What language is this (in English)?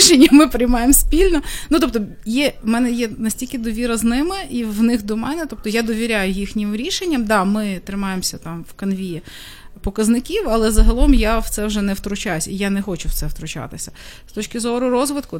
Ukrainian